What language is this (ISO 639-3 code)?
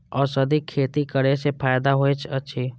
mai